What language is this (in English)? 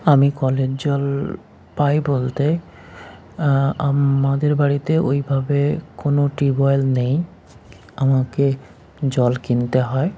Bangla